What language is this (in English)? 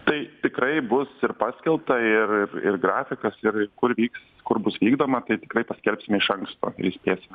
Lithuanian